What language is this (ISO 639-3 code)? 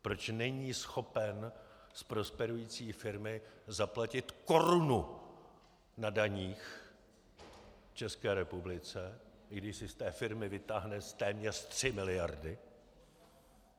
ces